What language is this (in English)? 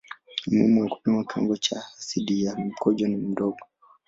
Swahili